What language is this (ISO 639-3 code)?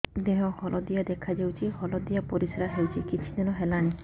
ori